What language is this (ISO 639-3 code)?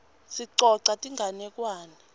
ssw